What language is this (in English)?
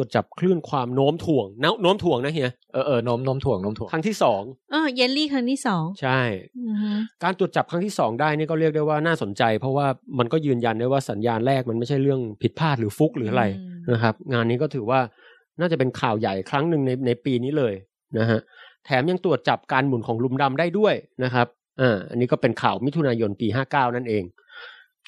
Thai